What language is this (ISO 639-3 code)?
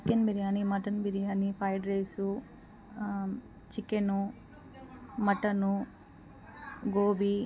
tel